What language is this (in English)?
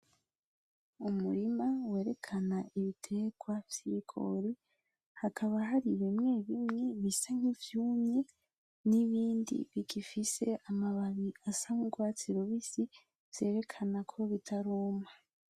Rundi